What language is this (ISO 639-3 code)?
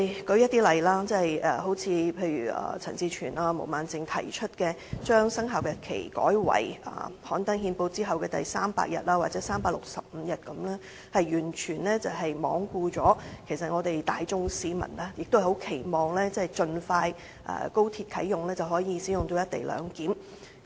yue